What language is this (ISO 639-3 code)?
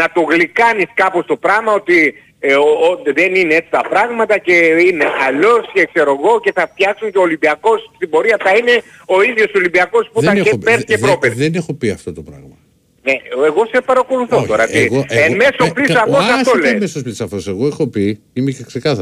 ell